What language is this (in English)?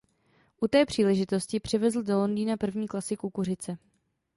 Czech